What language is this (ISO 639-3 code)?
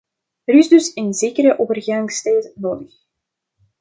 nld